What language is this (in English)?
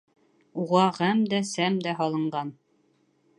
Bashkir